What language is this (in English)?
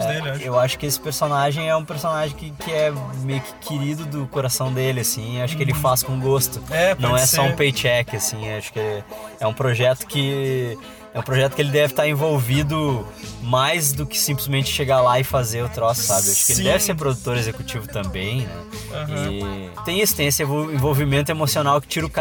Portuguese